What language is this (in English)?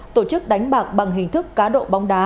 Vietnamese